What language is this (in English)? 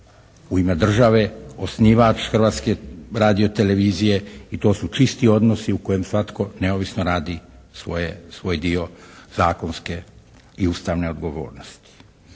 Croatian